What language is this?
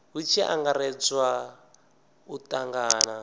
Venda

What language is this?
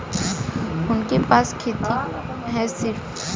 Bhojpuri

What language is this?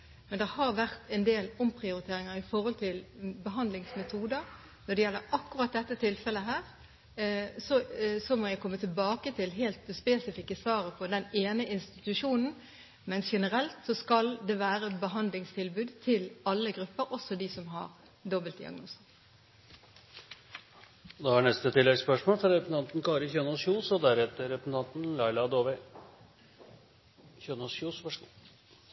Norwegian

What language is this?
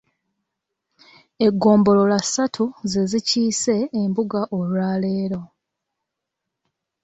Ganda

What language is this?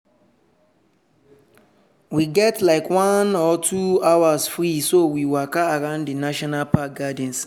Nigerian Pidgin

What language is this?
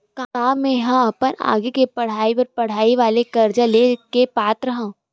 Chhattisgarhi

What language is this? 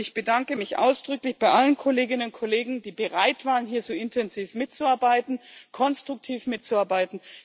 German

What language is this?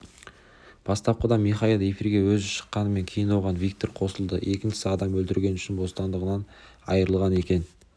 Kazakh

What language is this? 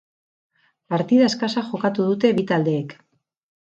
Basque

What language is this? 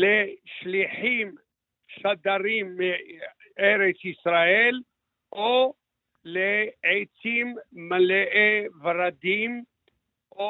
Hebrew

